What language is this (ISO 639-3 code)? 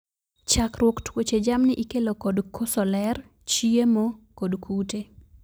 luo